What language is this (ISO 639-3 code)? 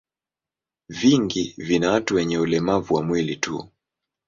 swa